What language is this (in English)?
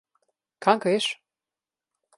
Slovenian